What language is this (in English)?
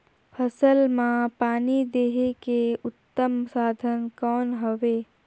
Chhattisgarhi